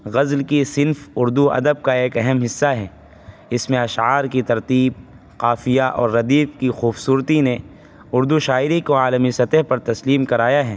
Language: Urdu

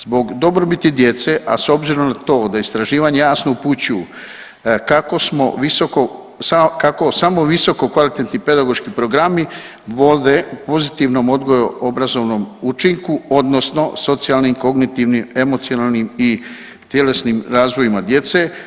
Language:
Croatian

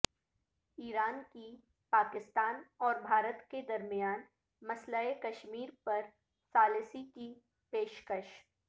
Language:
Urdu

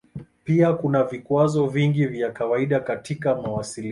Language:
Swahili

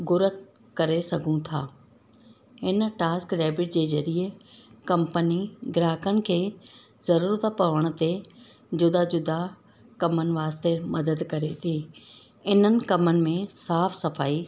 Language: Sindhi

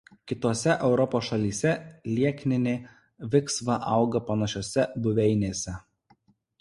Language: Lithuanian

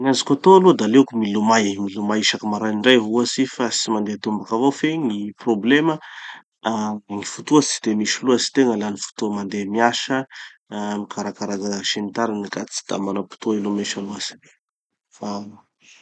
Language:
Tanosy Malagasy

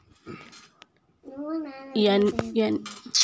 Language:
Telugu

